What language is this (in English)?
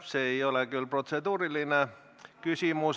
Estonian